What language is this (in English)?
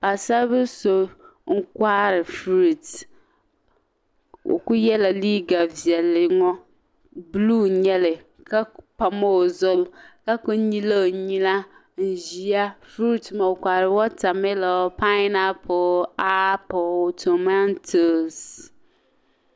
Dagbani